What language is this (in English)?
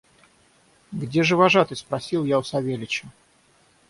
Russian